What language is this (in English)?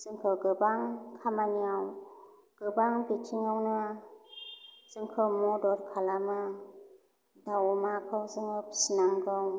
Bodo